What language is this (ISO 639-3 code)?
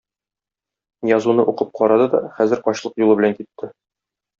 tat